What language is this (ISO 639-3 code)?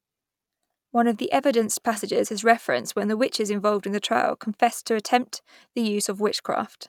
eng